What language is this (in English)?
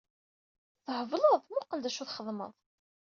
Kabyle